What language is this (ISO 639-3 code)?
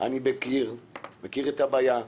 heb